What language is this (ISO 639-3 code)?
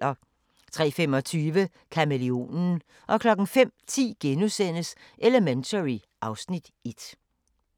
dan